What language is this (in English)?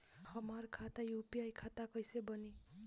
Bhojpuri